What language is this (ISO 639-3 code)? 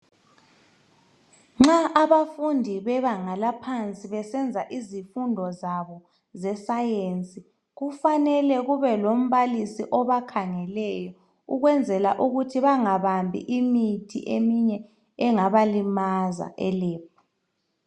nde